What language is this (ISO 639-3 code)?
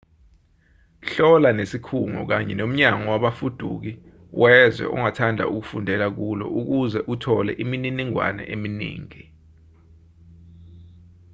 zul